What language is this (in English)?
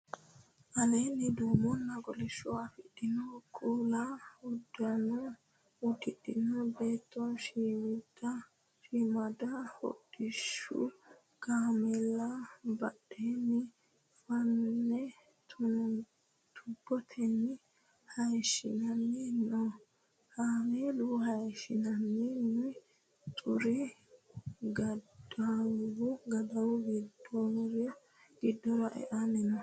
Sidamo